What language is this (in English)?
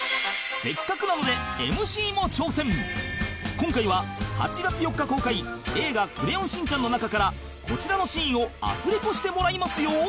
Japanese